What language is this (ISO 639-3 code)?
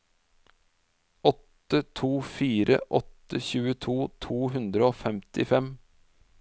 nor